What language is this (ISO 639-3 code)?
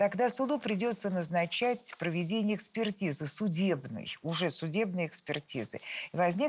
rus